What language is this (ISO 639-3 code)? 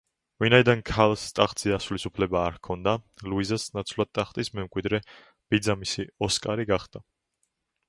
kat